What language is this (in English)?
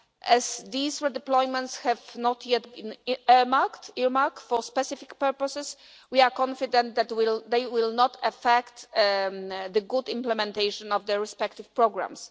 English